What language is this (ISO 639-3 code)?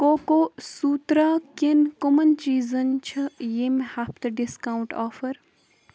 kas